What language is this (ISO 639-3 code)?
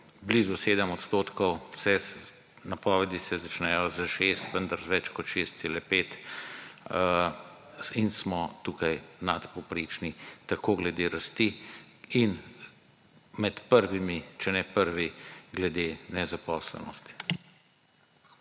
slv